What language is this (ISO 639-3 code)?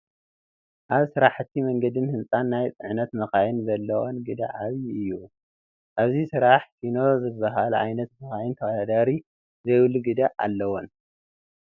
tir